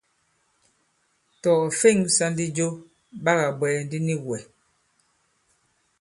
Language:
Bankon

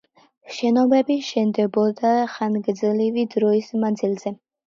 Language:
Georgian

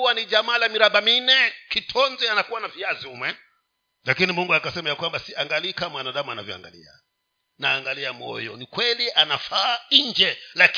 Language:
Swahili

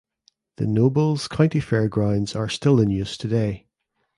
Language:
English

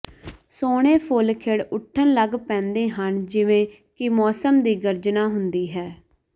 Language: Punjabi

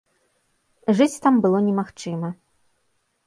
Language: Belarusian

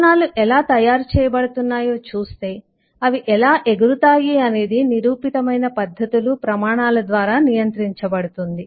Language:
Telugu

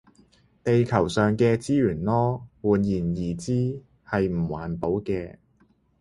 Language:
Cantonese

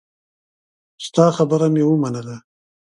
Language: Pashto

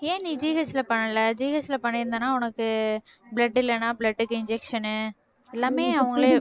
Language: Tamil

